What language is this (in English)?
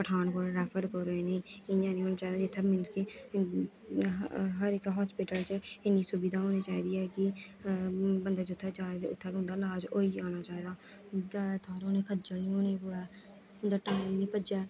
Dogri